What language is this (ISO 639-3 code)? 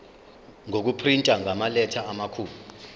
zul